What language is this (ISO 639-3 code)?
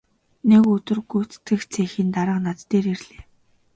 mon